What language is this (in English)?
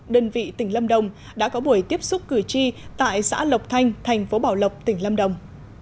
Vietnamese